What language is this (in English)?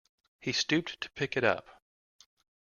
English